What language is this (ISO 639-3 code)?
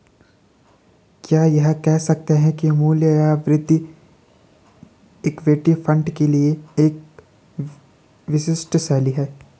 hin